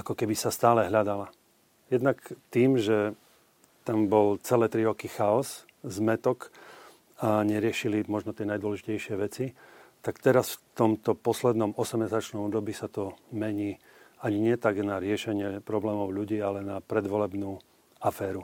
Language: Slovak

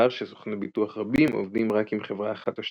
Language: Hebrew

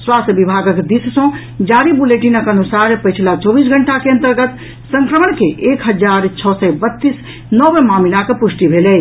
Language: Maithili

